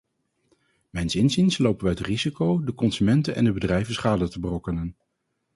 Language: Dutch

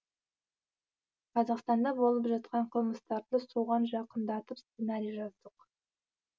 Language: Kazakh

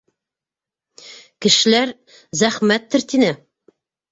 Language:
Bashkir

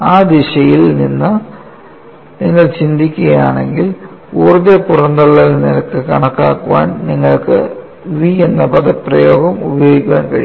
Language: Malayalam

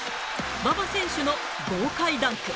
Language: Japanese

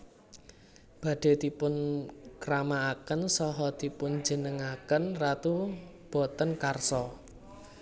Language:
Javanese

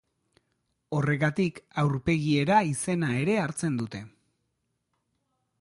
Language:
Basque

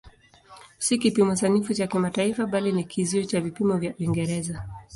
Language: Swahili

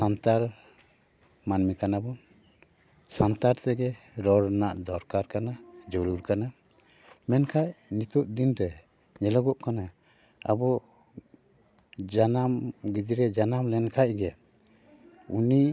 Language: Santali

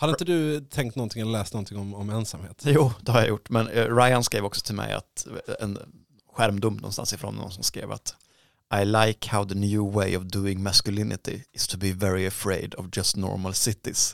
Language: Swedish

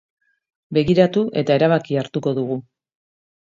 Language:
Basque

